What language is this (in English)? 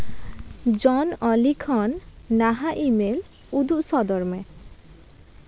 Santali